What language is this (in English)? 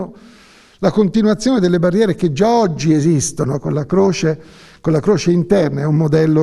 Italian